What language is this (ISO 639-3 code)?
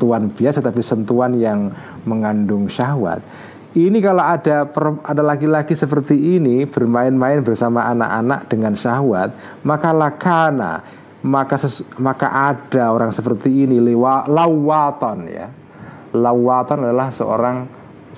ind